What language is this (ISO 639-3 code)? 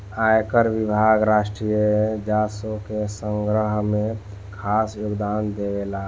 bho